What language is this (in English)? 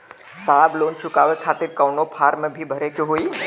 Bhojpuri